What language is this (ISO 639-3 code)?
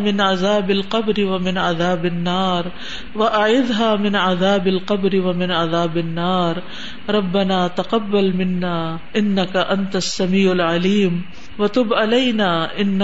urd